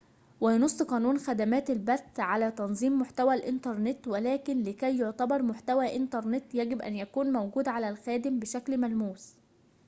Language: Arabic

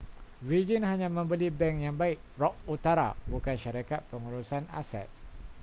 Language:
Malay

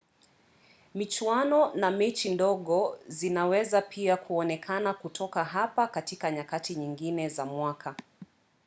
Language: Swahili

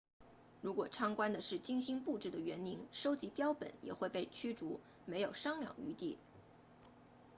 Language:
Chinese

